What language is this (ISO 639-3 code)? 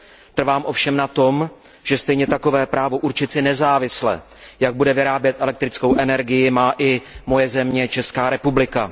ces